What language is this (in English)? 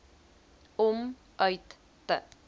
Afrikaans